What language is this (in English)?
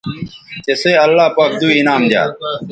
Bateri